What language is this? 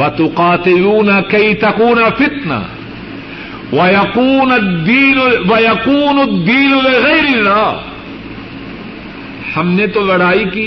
Urdu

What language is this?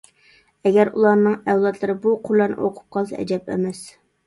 Uyghur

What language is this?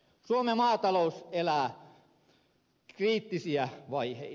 Finnish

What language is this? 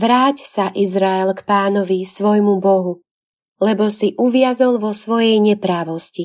Slovak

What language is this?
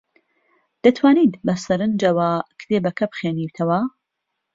Central Kurdish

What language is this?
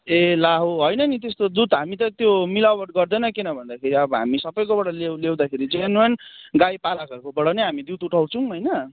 Nepali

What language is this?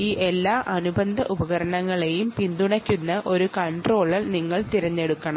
Malayalam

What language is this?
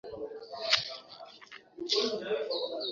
Swahili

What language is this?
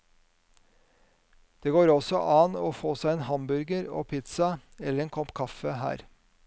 Norwegian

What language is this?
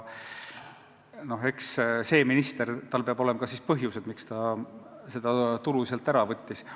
Estonian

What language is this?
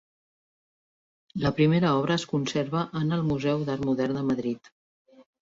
Catalan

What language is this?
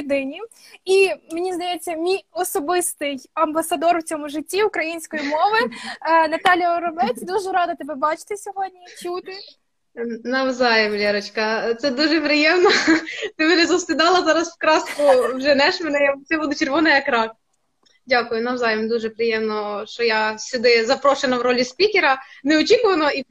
Ukrainian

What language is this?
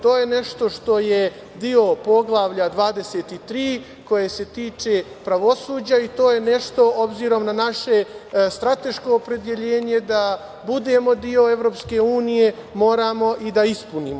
Serbian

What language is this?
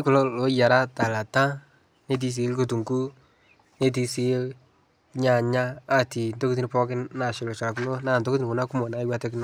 Masai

